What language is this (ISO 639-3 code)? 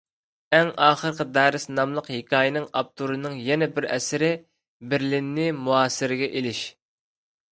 uig